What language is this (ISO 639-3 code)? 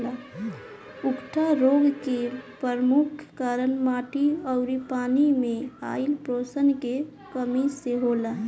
bho